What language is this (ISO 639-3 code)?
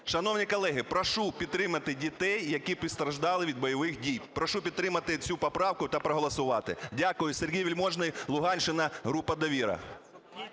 ukr